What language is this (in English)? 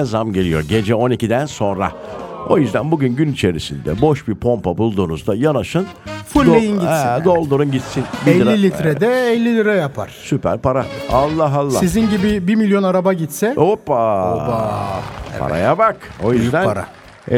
Turkish